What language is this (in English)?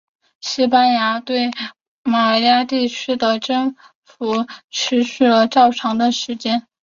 Chinese